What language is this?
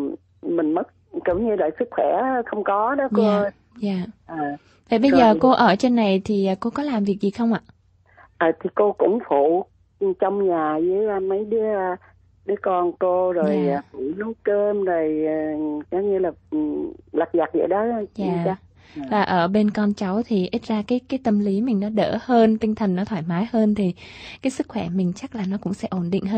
Vietnamese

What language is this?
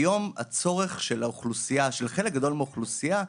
Hebrew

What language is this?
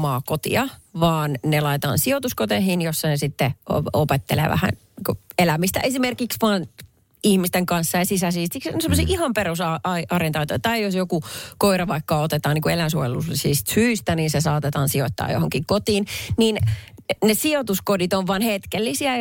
Finnish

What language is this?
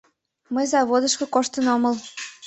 Mari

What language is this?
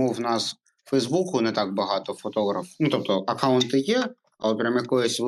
Ukrainian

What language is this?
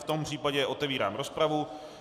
Czech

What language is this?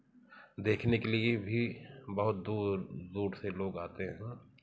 Hindi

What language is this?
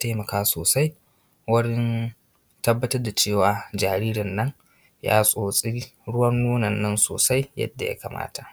Hausa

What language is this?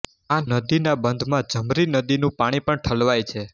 Gujarati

